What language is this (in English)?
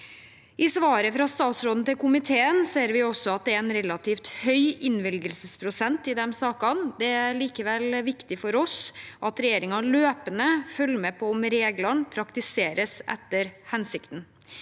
Norwegian